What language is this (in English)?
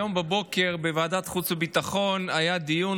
Hebrew